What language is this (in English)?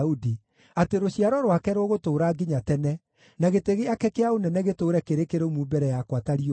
Kikuyu